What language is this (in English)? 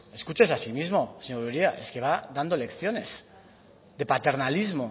Spanish